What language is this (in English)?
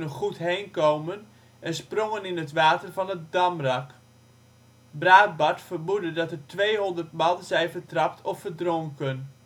Dutch